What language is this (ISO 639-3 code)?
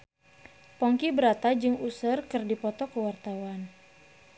sun